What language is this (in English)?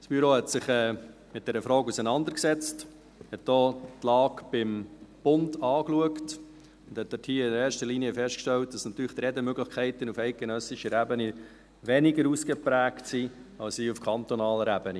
Swiss German